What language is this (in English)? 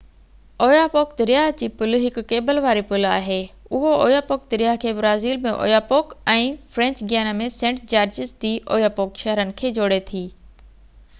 Sindhi